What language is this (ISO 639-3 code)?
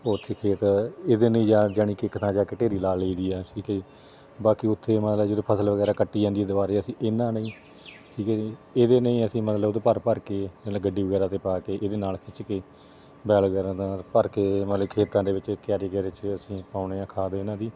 pan